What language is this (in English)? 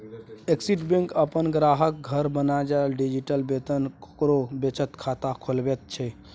Maithili